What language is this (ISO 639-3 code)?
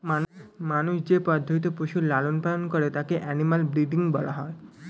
ben